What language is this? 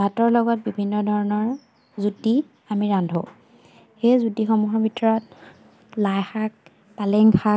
Assamese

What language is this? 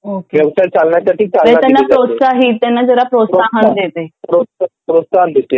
Marathi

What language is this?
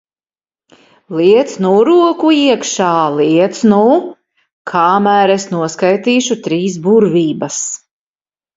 Latvian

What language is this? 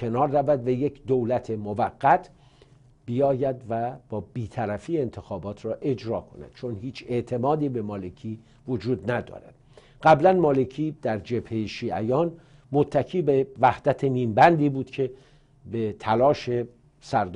Persian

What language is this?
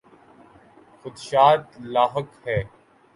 Urdu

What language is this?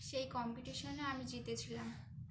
Bangla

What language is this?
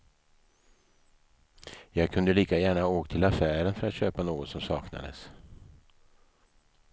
Swedish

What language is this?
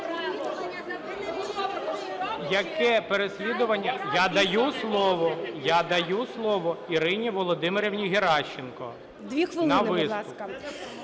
Ukrainian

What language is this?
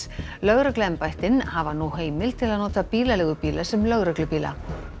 Icelandic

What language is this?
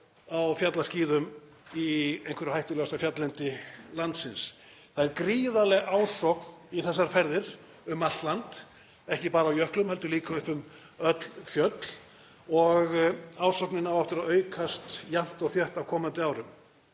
Icelandic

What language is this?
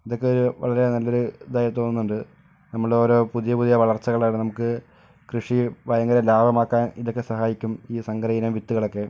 Malayalam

